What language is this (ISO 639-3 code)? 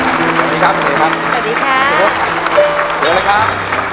tha